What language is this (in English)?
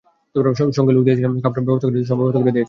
Bangla